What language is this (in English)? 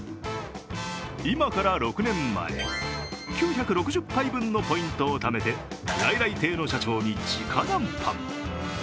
Japanese